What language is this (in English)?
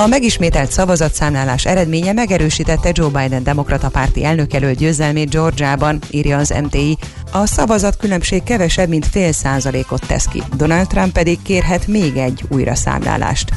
Hungarian